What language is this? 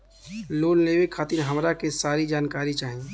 Bhojpuri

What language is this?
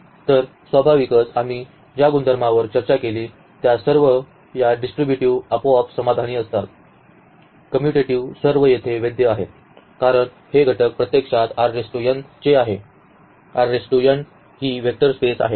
Marathi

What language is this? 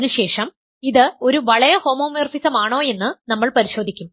Malayalam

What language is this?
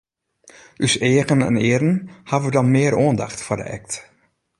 Western Frisian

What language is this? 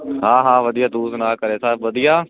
Punjabi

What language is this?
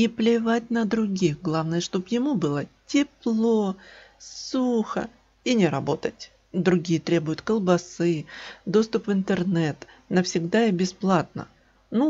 Russian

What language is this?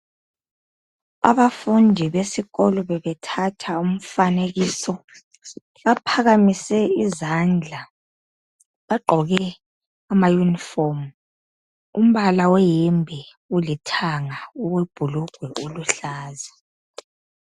North Ndebele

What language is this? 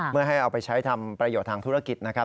Thai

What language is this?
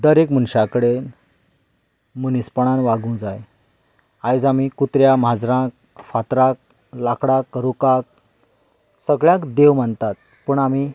Konkani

